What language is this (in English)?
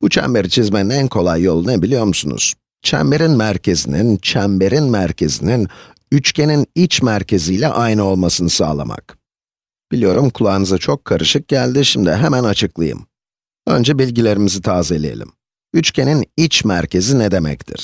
Turkish